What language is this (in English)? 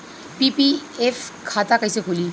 Bhojpuri